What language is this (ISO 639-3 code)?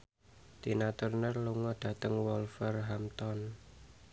jav